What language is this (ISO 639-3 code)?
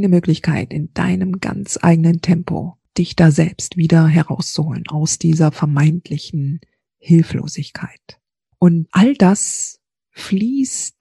deu